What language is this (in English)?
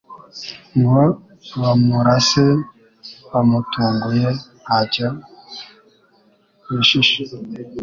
Kinyarwanda